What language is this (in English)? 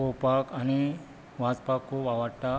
Konkani